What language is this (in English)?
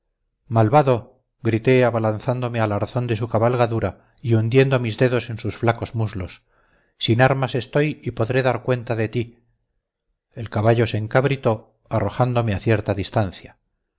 Spanish